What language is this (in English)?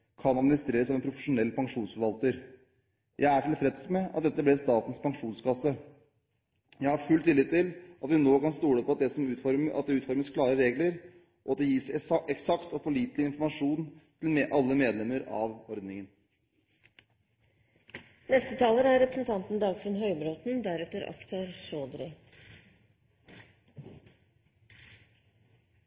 Norwegian Bokmål